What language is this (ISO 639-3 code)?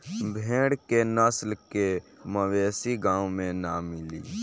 bho